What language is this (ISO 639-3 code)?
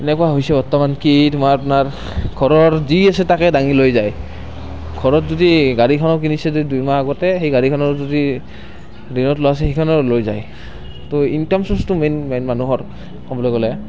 asm